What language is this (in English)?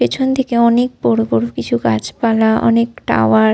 Bangla